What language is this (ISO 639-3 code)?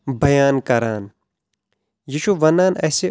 kas